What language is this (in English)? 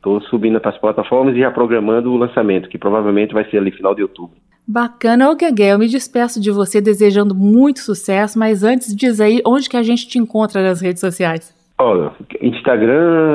Portuguese